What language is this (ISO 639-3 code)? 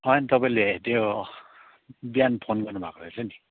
nep